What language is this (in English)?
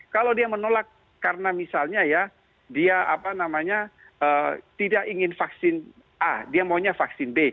Indonesian